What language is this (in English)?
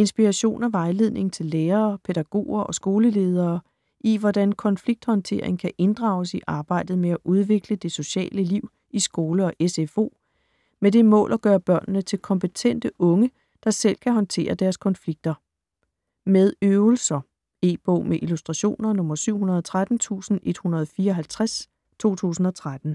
Danish